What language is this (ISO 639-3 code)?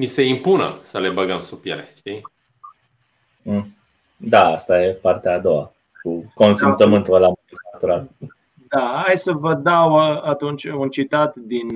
ron